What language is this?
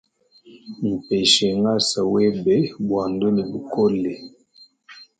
Luba-Lulua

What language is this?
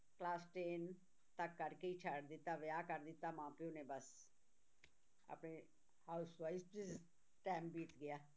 Punjabi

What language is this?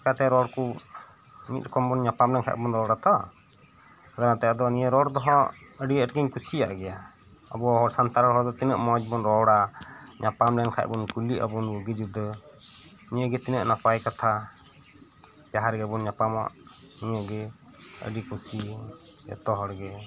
Santali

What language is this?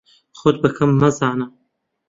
Central Kurdish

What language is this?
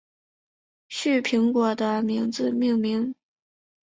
Chinese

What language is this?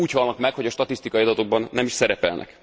Hungarian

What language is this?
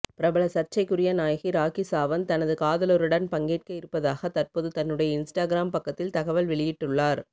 Tamil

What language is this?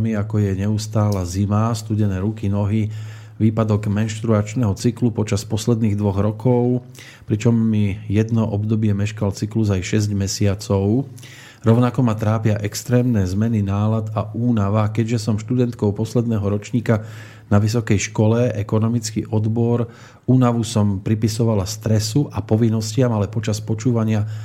Slovak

